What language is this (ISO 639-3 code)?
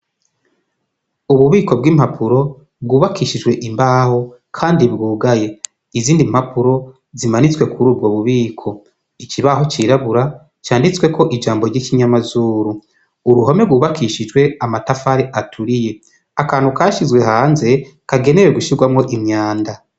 run